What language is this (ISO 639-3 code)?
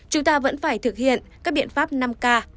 vie